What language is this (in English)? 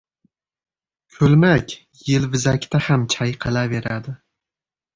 Uzbek